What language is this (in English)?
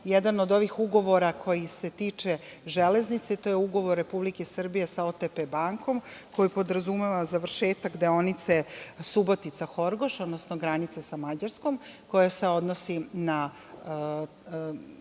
Serbian